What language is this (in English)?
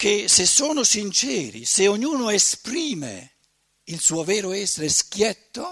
Italian